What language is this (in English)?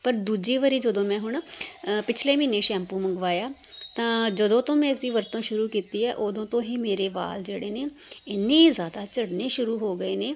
Punjabi